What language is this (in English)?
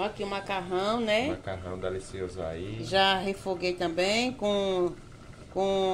Portuguese